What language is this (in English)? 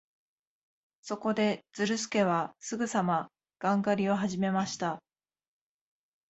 Japanese